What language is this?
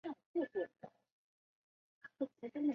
Chinese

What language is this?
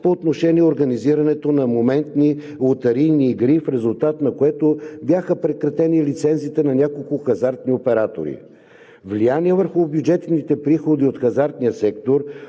Bulgarian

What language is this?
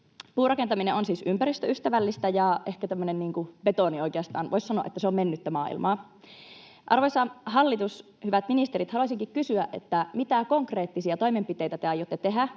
Finnish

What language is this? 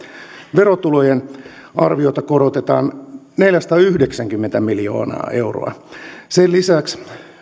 Finnish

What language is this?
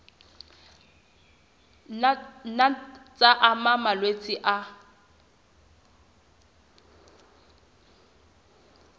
Southern Sotho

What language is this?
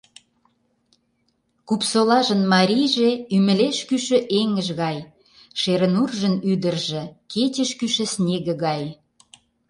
Mari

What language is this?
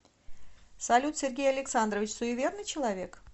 Russian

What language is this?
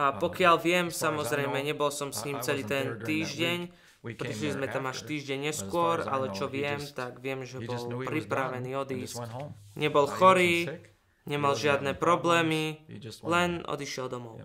Slovak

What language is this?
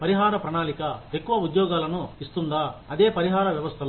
Telugu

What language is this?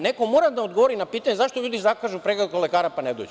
Serbian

